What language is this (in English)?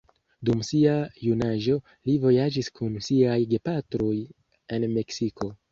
Esperanto